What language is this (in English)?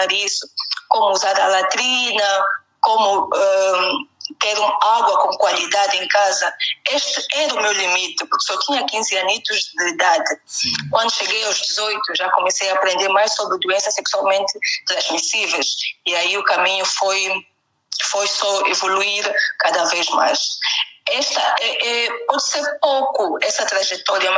Portuguese